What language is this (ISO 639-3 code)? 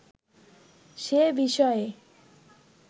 ben